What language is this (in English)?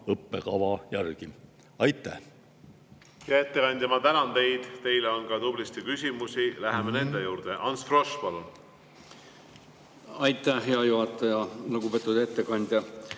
Estonian